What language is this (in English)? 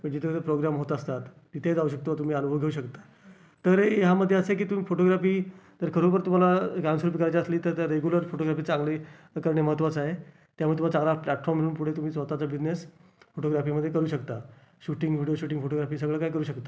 Marathi